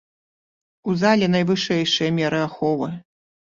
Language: Belarusian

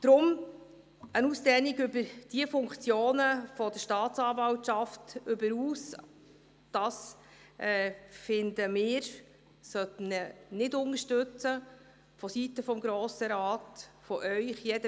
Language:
Swiss German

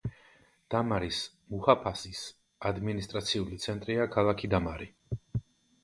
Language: Georgian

